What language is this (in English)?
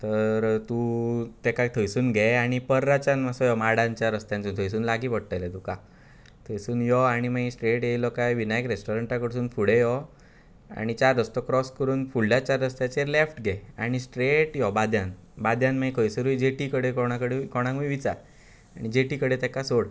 Konkani